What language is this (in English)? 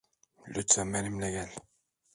Turkish